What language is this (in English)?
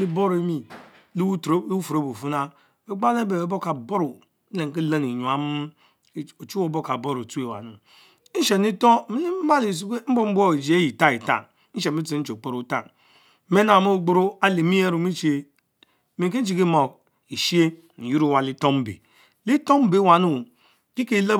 Mbe